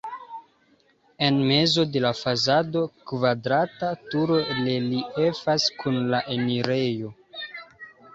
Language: Esperanto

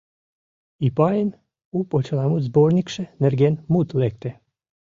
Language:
Mari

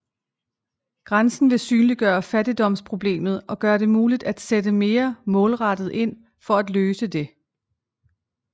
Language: Danish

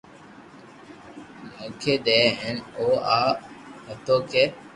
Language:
Loarki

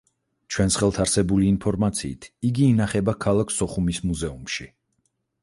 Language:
Georgian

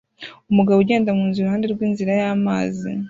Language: Kinyarwanda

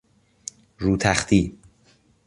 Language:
Persian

